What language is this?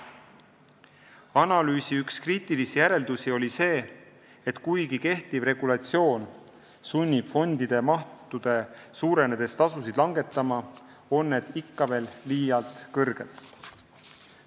Estonian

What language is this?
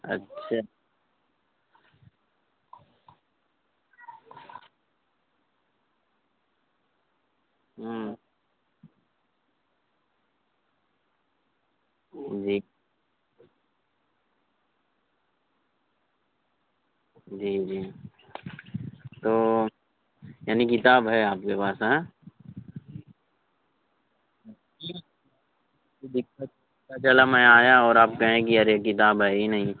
Urdu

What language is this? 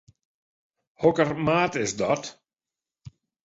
Western Frisian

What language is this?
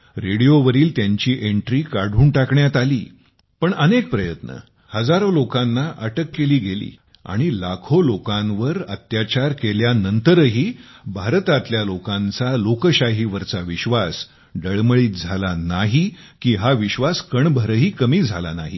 Marathi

